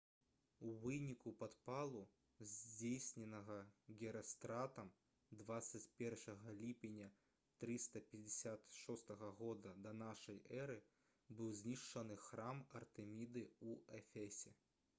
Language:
Belarusian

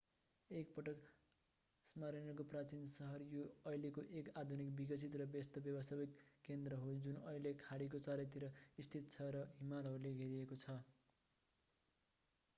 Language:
Nepali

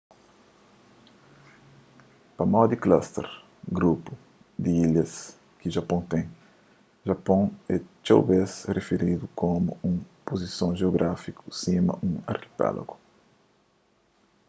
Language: Kabuverdianu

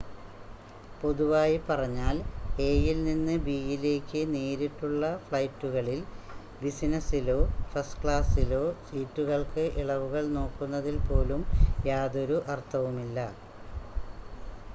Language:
Malayalam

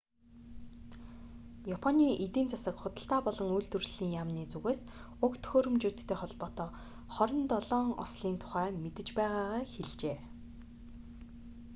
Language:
Mongolian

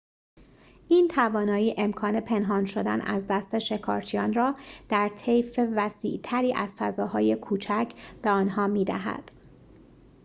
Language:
Persian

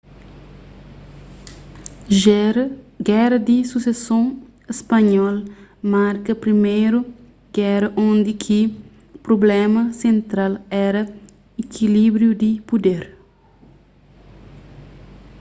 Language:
Kabuverdianu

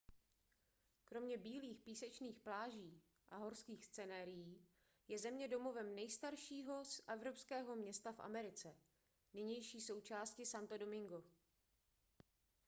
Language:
Czech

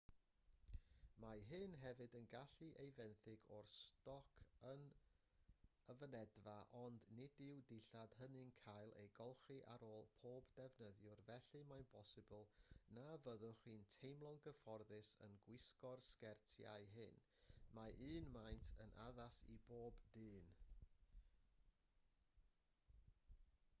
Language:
Welsh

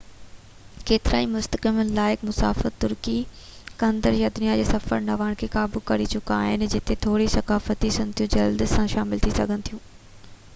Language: Sindhi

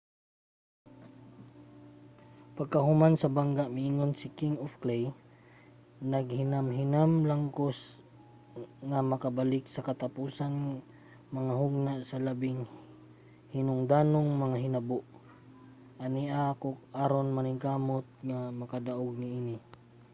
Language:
Cebuano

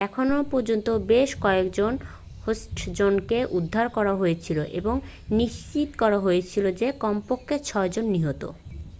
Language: Bangla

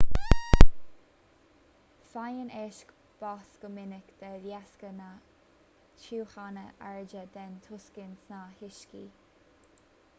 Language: Irish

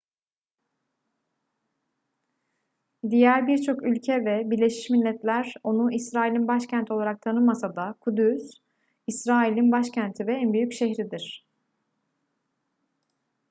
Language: Turkish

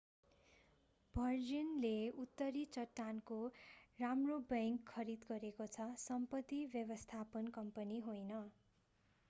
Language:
Nepali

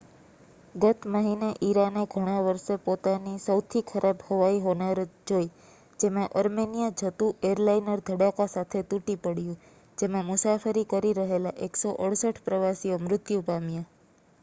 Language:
Gujarati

